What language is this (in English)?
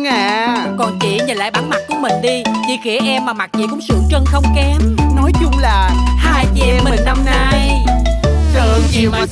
Vietnamese